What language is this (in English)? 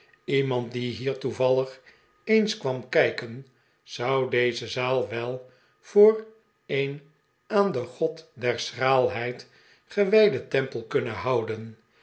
Dutch